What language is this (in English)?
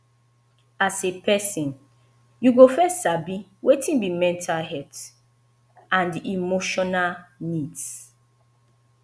Nigerian Pidgin